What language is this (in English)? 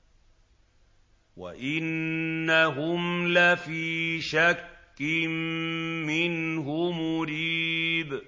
Arabic